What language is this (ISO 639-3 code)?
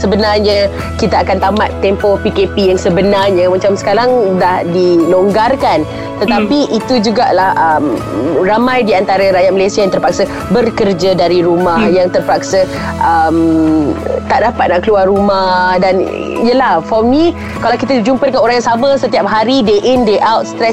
msa